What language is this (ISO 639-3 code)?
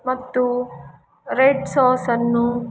kan